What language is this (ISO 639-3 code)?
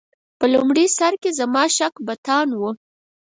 pus